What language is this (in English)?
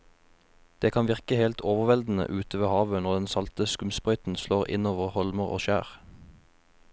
Norwegian